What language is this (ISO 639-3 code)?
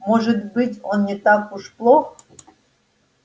rus